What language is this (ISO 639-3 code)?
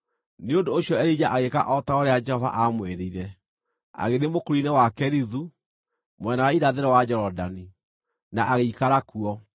kik